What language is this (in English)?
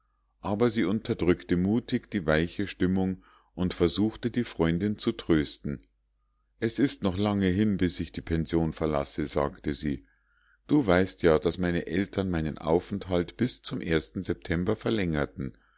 German